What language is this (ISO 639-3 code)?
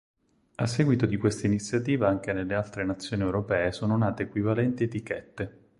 ita